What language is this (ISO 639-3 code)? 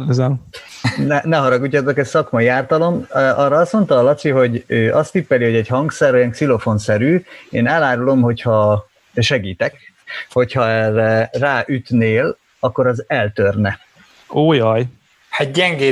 hun